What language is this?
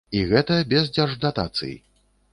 Belarusian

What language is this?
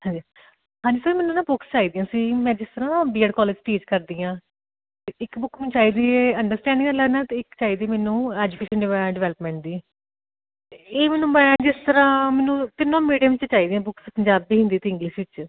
Punjabi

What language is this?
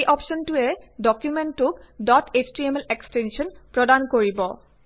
Assamese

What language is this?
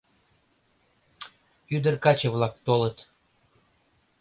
Mari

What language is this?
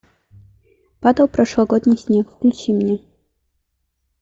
Russian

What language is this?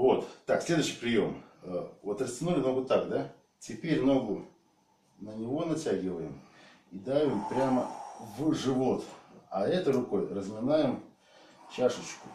Russian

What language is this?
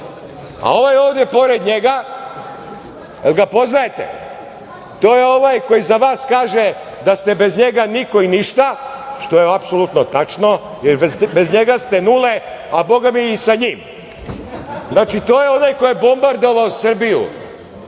Serbian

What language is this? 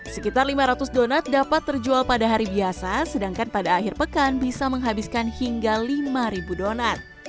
Indonesian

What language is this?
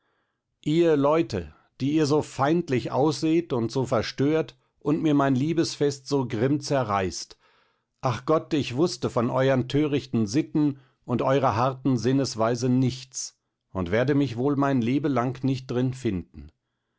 German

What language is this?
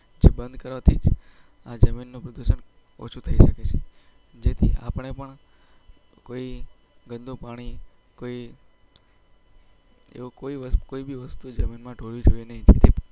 Gujarati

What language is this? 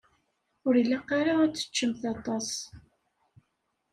Kabyle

